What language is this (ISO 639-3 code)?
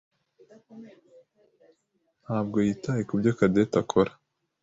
kin